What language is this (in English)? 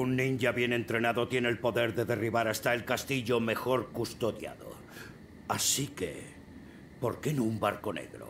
Spanish